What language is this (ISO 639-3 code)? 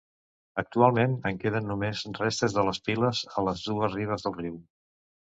cat